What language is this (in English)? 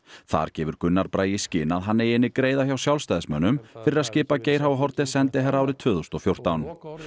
Icelandic